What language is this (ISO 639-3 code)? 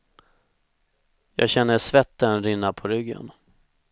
swe